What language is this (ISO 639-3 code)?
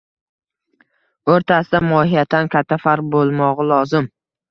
uzb